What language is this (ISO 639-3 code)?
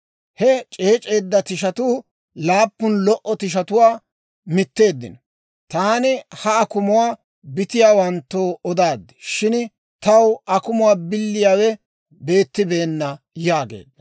dwr